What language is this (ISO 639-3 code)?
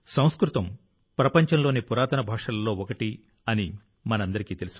tel